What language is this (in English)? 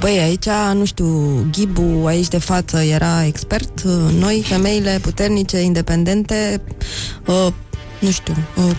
Romanian